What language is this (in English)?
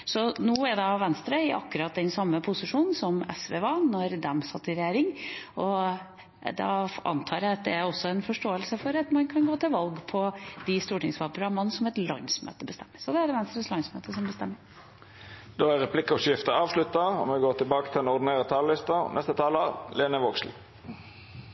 Norwegian